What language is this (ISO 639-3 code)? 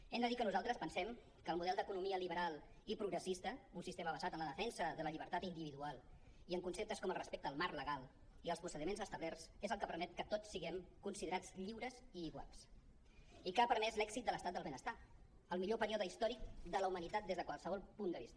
cat